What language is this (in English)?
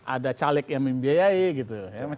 Indonesian